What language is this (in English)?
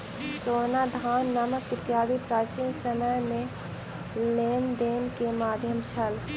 Maithili